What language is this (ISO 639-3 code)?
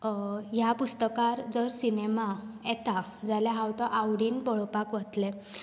kok